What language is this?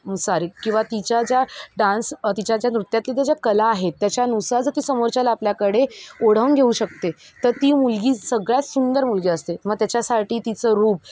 Marathi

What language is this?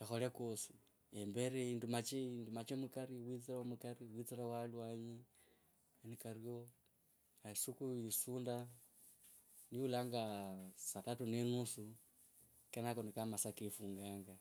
Kabras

